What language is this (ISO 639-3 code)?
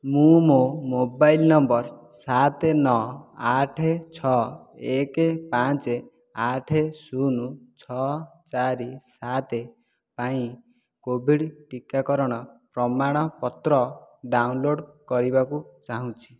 ori